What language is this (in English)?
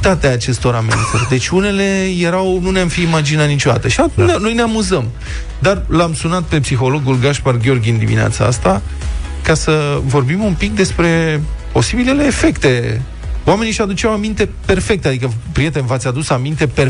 Romanian